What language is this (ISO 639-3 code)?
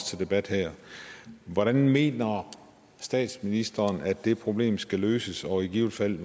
dan